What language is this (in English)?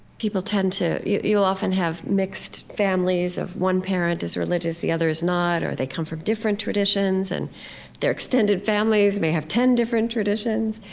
English